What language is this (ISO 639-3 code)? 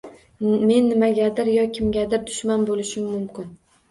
uzb